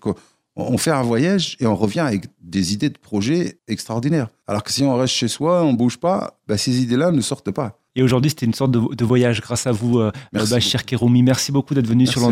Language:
French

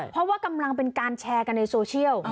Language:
Thai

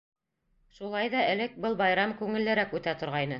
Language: Bashkir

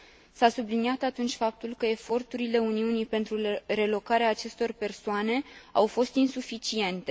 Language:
Romanian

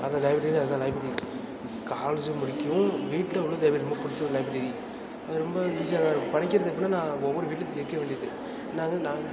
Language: Tamil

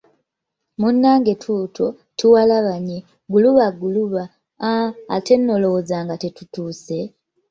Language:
Ganda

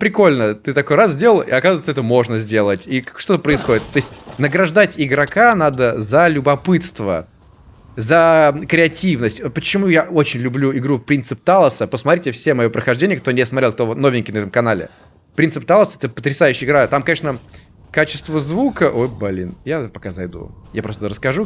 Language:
Russian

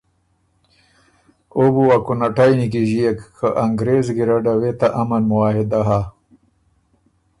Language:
Ormuri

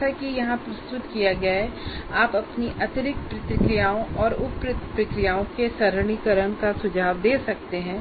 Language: Hindi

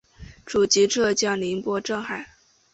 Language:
Chinese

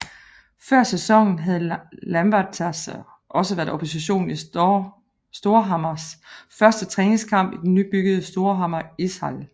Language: Danish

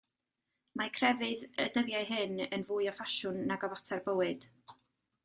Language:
Welsh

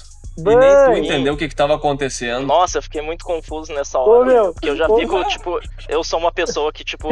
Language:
Portuguese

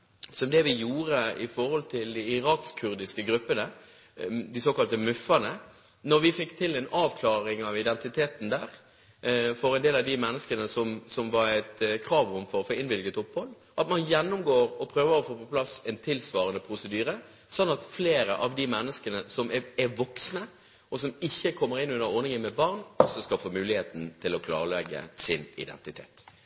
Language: Norwegian Bokmål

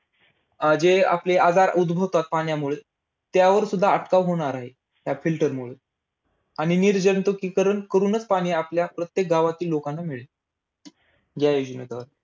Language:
Marathi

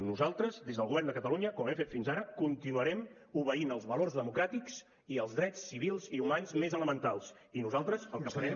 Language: Catalan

